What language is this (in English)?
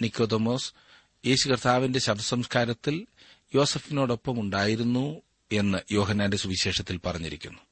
Malayalam